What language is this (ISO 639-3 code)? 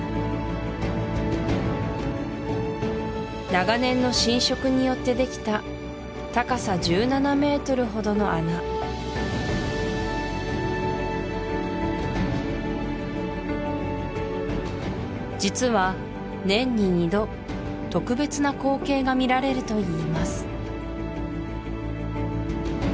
jpn